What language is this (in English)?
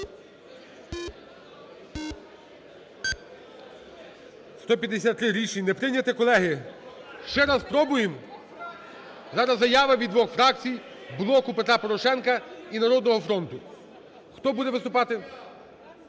Ukrainian